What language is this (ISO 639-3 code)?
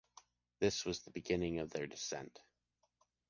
eng